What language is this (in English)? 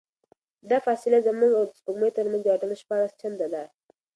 Pashto